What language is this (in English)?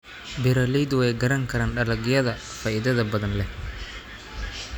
Somali